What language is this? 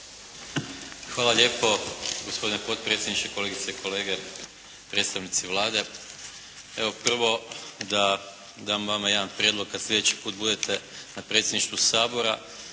Croatian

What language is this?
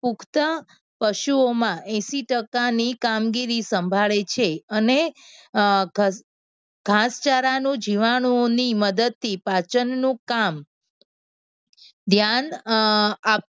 Gujarati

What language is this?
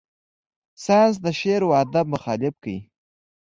Pashto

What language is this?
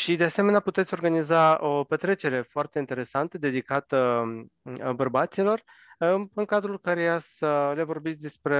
Romanian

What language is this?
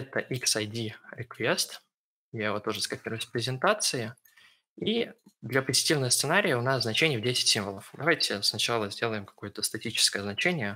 Russian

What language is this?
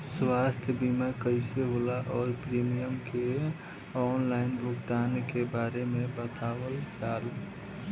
Bhojpuri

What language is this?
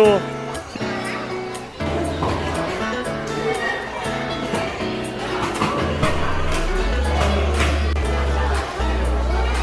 Korean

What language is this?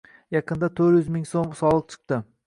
Uzbek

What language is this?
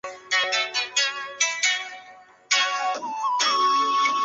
Chinese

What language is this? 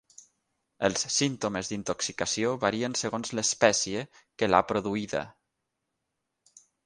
Catalan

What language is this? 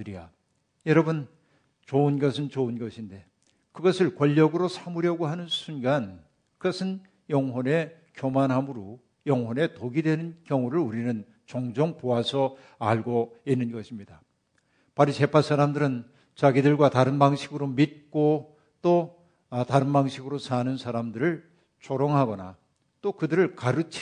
Korean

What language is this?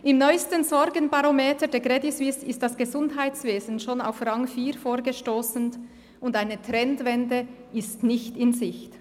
Swiss German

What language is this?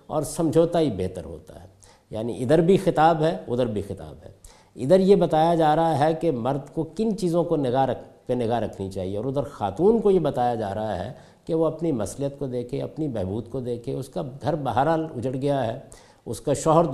Urdu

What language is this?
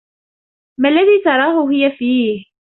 Arabic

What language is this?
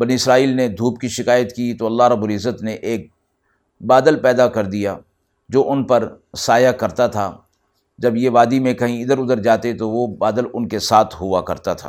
Urdu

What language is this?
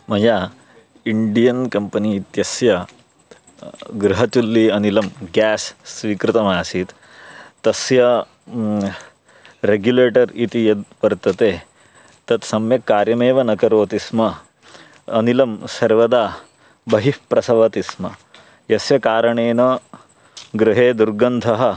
Sanskrit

